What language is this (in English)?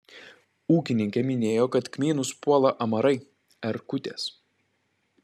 Lithuanian